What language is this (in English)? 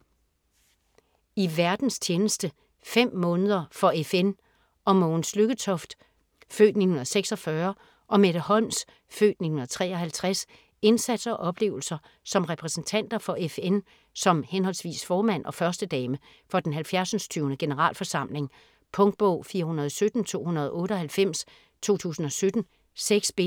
Danish